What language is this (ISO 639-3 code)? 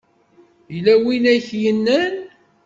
kab